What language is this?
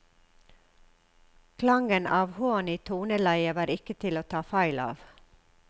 Norwegian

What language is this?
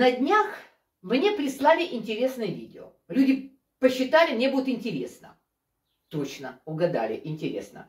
Russian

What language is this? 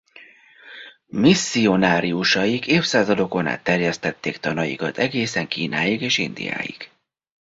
Hungarian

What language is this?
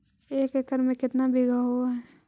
Magahi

